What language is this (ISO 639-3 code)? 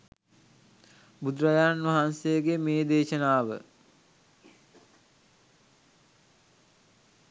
sin